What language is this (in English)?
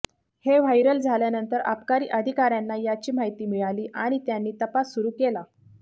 Marathi